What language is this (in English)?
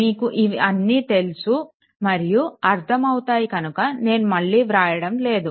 Telugu